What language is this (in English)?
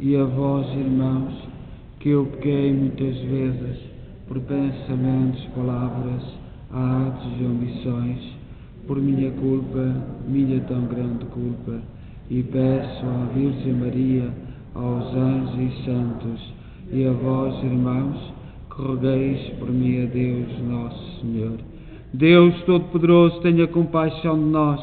Portuguese